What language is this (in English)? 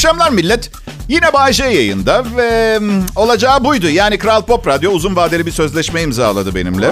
Turkish